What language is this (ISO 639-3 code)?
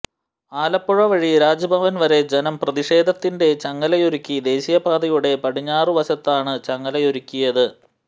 mal